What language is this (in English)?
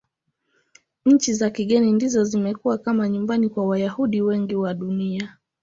Swahili